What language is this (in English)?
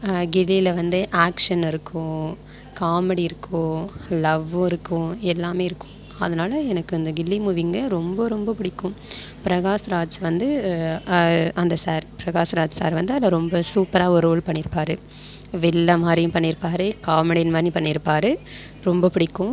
Tamil